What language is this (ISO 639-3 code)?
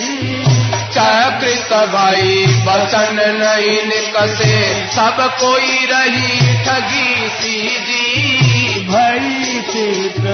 hin